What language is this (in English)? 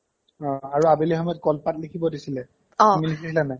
Assamese